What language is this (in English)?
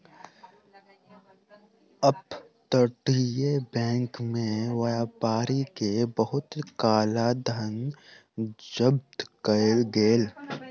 Maithili